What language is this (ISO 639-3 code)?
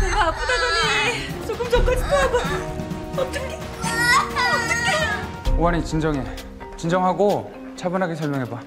kor